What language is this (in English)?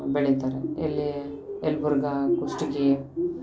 Kannada